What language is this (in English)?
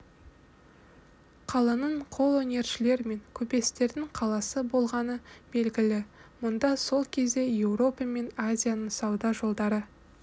Kazakh